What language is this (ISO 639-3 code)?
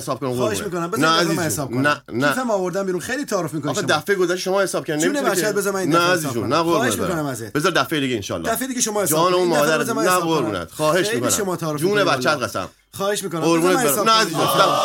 fas